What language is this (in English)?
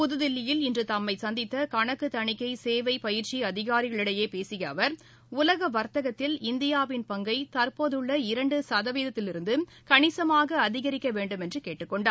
Tamil